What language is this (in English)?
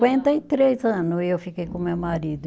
Portuguese